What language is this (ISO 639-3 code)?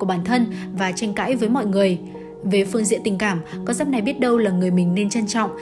vie